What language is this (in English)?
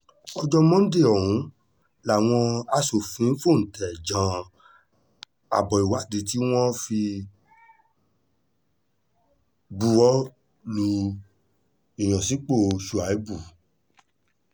Yoruba